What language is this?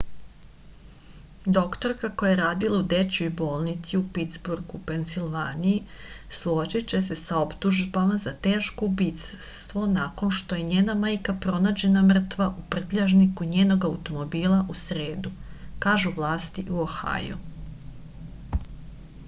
Serbian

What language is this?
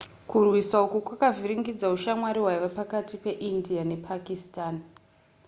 Shona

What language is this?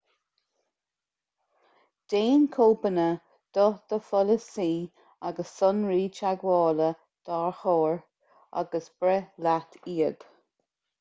Irish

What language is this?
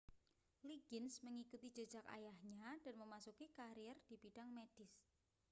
Indonesian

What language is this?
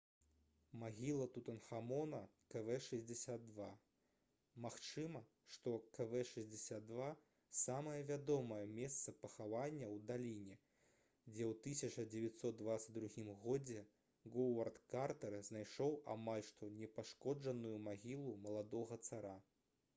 Belarusian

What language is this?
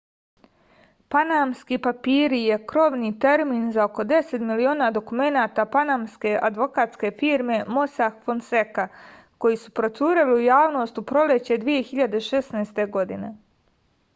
Serbian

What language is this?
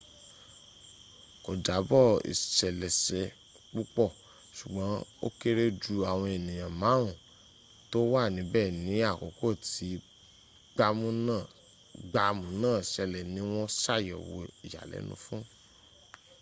Yoruba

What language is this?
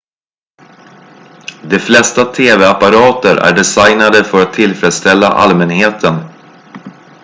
Swedish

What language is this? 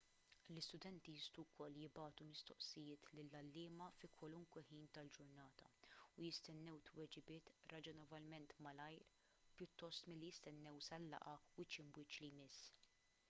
Maltese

